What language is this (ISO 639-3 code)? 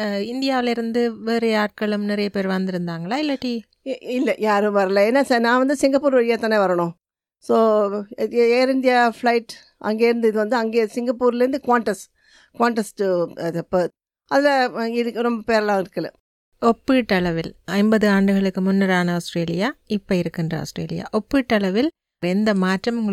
tam